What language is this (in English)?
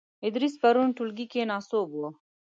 Pashto